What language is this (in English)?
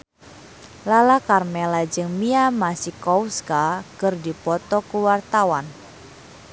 Sundanese